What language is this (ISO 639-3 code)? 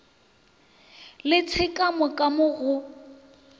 nso